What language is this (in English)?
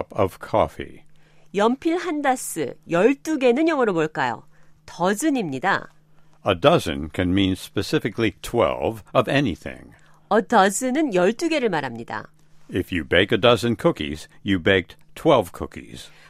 Korean